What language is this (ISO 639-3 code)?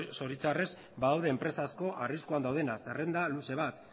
eus